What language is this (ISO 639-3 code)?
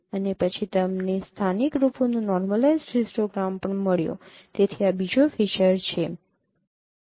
guj